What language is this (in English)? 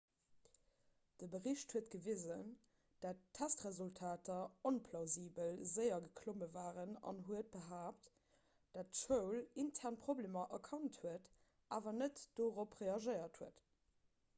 Luxembourgish